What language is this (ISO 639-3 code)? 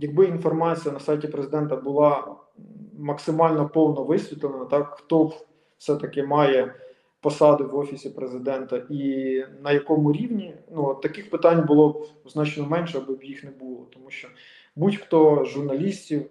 ukr